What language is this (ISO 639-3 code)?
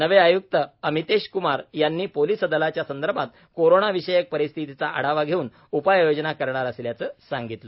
mar